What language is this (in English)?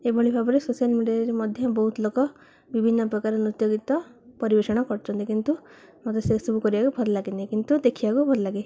Odia